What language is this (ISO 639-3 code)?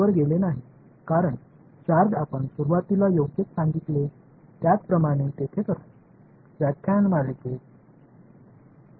tam